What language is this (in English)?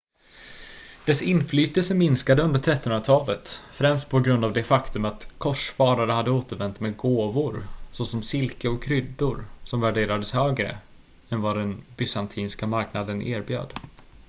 Swedish